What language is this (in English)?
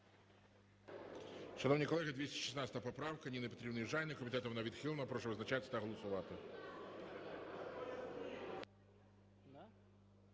Ukrainian